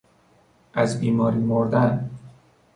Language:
Persian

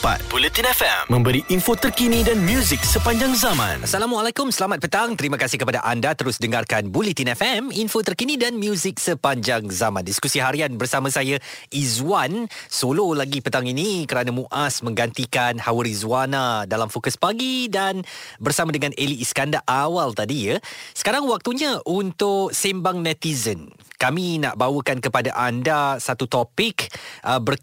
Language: Malay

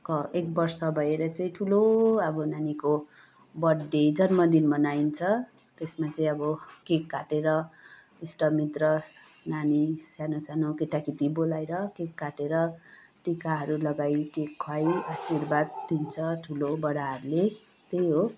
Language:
Nepali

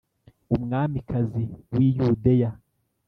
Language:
Kinyarwanda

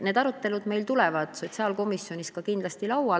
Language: Estonian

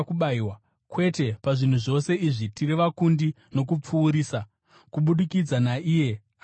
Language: Shona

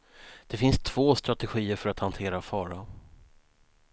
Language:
Swedish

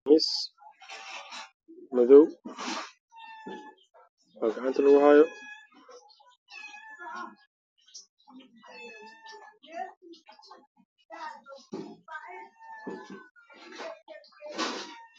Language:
Somali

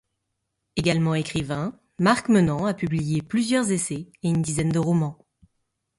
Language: French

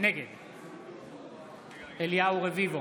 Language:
Hebrew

